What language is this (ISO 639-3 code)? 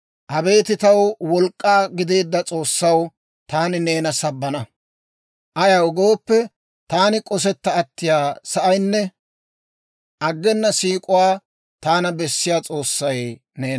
dwr